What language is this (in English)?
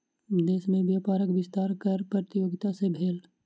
Maithili